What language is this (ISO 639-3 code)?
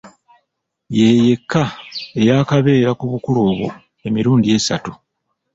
lug